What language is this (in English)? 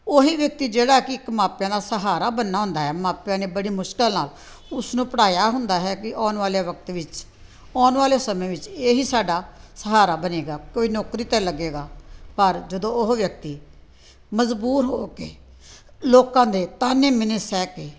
Punjabi